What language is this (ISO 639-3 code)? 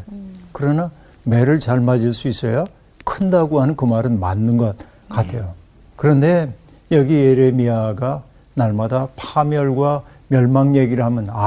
kor